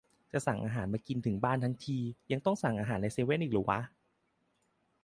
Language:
Thai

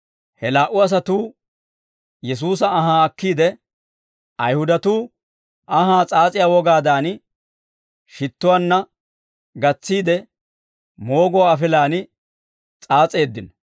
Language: Dawro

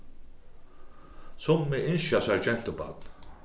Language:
Faroese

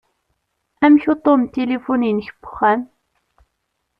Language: Kabyle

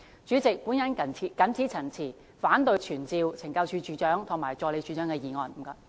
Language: Cantonese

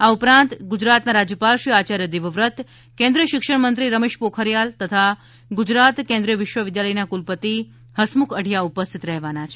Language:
Gujarati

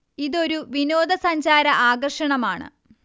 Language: Malayalam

